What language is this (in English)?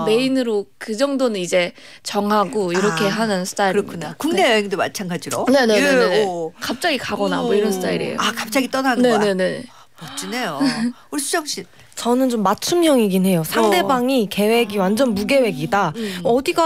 Korean